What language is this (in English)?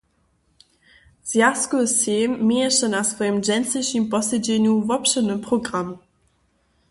Upper Sorbian